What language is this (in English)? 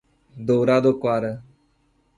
Portuguese